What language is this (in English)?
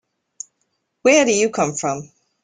English